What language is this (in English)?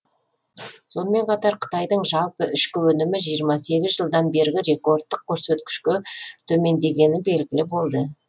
Kazakh